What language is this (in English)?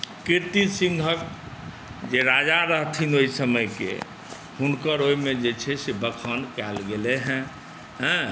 Maithili